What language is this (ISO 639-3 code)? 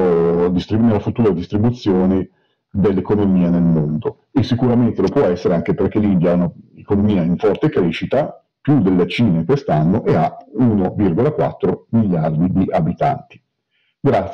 ita